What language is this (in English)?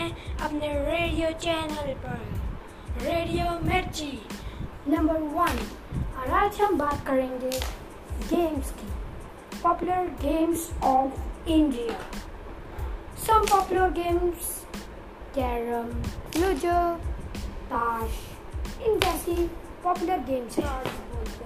Hindi